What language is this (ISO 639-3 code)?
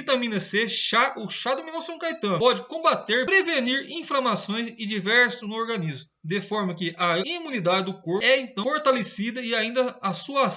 por